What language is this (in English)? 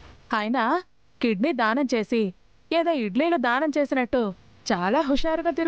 Telugu